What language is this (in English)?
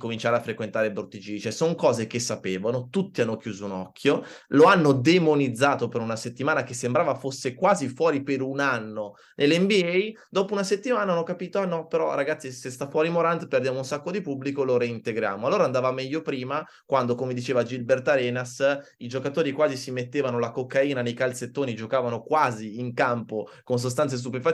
Italian